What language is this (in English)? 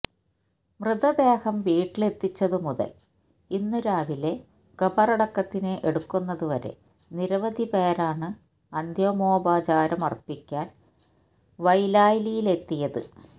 Malayalam